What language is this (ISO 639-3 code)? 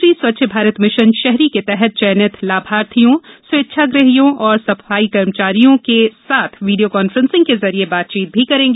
hin